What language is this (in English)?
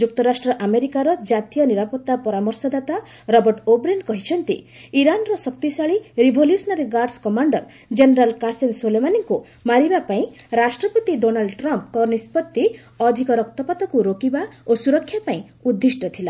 Odia